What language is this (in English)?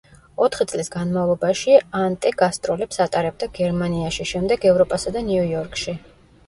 Georgian